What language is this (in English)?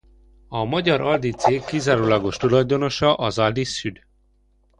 Hungarian